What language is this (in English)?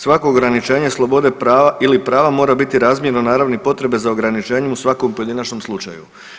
Croatian